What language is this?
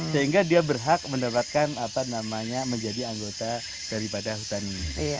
Indonesian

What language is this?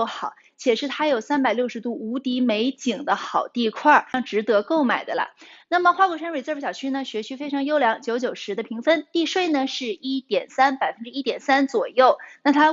Chinese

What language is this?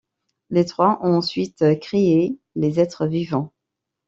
French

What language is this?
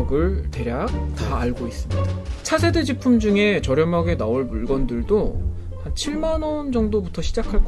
Korean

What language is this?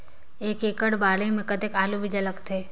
Chhattisgarhi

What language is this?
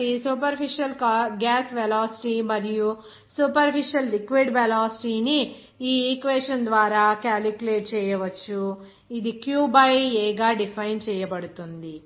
Telugu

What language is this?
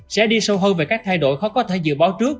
Vietnamese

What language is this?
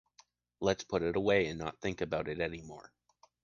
English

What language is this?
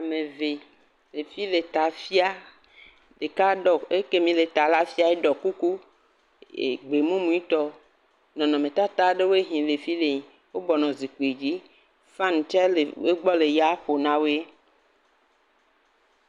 Ewe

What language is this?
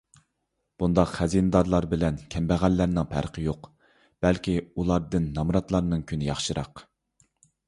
Uyghur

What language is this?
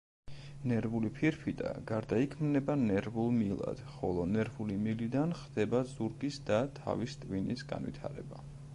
Georgian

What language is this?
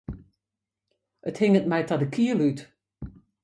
Western Frisian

